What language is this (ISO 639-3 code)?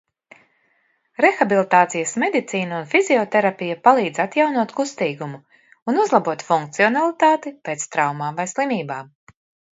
lav